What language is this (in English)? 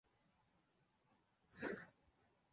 Chinese